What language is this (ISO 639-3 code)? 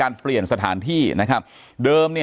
tha